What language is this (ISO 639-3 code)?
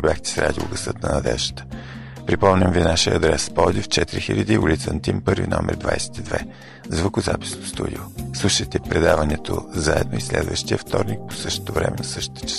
bul